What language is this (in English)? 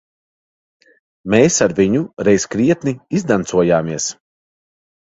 Latvian